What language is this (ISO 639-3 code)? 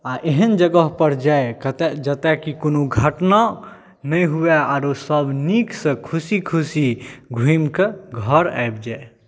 mai